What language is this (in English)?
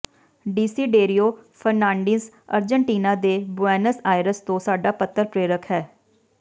Punjabi